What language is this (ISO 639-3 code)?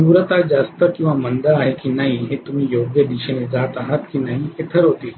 mar